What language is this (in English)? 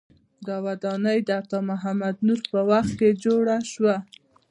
Pashto